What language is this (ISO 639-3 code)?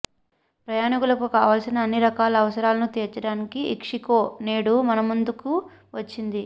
tel